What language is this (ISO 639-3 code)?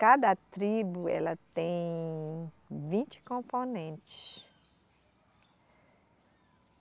por